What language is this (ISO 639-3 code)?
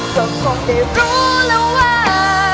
tha